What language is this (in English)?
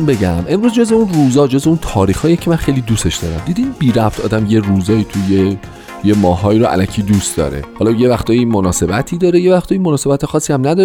Persian